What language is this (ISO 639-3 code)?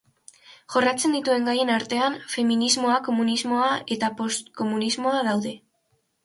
eus